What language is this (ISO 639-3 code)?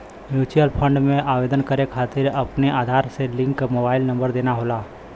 bho